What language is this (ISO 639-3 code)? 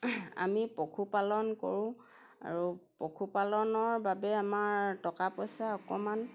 asm